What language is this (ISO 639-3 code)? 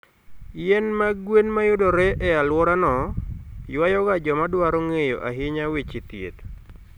luo